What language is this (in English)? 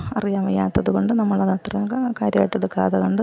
Malayalam